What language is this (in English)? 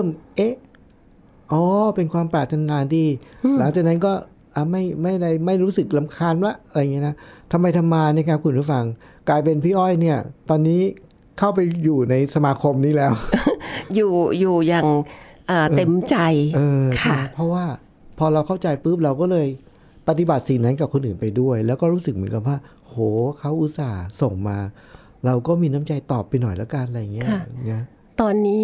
Thai